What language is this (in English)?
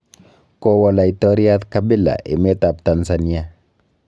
Kalenjin